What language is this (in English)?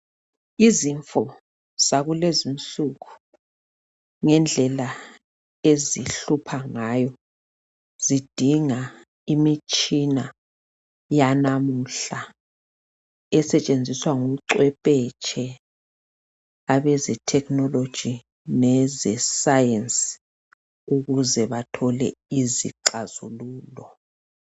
North Ndebele